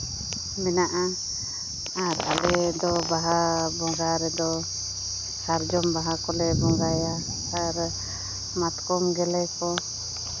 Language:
Santali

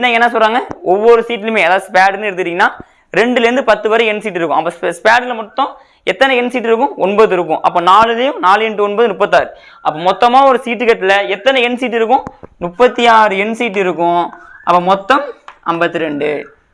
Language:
Tamil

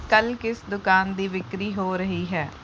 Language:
Punjabi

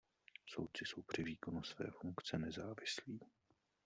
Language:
Czech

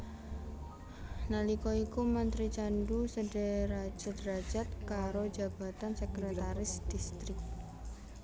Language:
Javanese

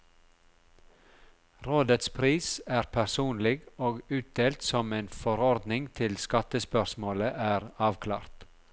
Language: Norwegian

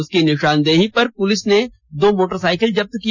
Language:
Hindi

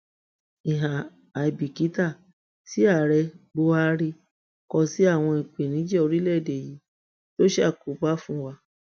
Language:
Yoruba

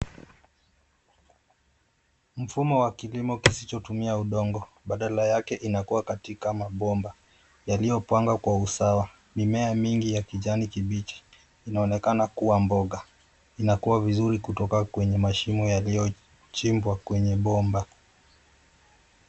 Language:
Swahili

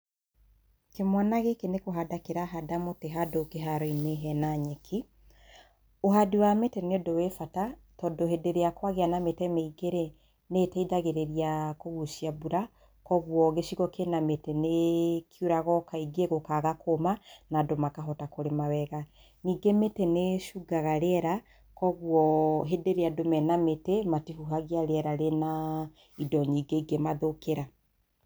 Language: Kikuyu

